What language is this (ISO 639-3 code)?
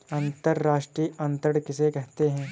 hin